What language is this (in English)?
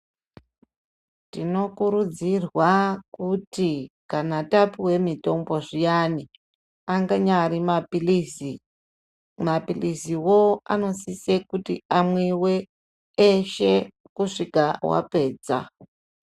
Ndau